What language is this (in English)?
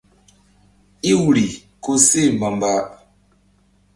Mbum